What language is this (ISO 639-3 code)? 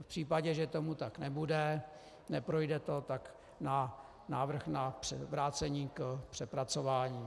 ces